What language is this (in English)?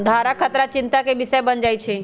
Magahi